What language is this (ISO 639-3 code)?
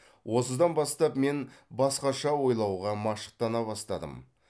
kaz